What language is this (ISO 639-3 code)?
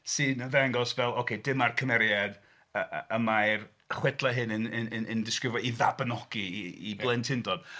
cym